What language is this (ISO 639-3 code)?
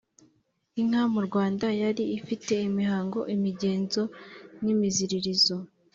kin